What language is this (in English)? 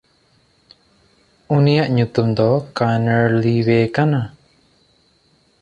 Santali